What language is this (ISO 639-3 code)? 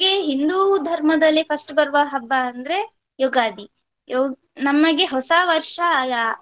kan